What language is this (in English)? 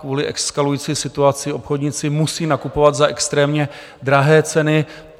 Czech